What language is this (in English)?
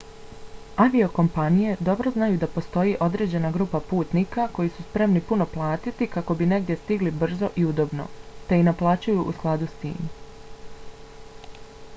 Bosnian